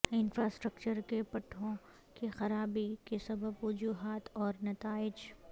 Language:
Urdu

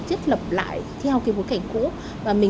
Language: Vietnamese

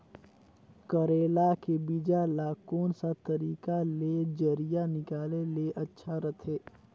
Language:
Chhattisgarhi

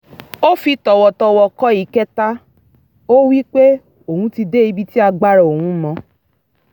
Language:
Yoruba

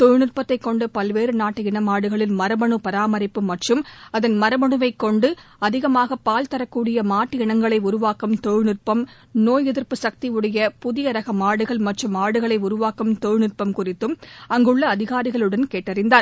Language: Tamil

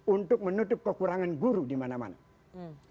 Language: Indonesian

